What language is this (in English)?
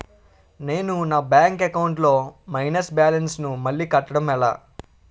Telugu